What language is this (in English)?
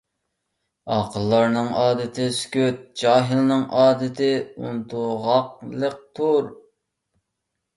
Uyghur